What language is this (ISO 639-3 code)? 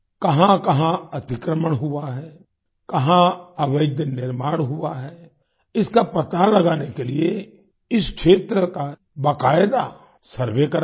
hin